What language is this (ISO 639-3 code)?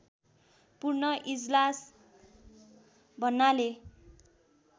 nep